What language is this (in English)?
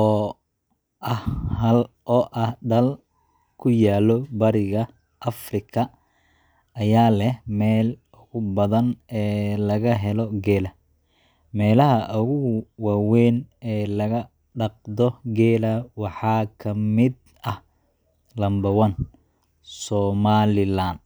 Somali